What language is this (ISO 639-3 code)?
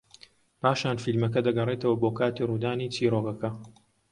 ckb